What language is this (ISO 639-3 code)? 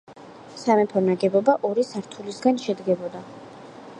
kat